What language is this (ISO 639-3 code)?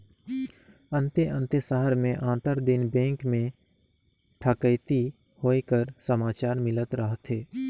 hne